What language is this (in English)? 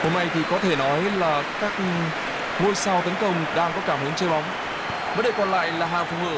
Vietnamese